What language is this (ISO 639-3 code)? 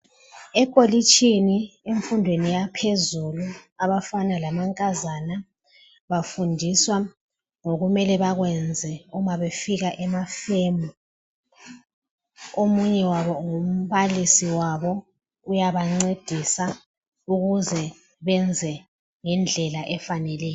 nde